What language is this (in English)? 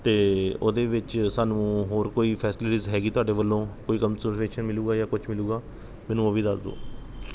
Punjabi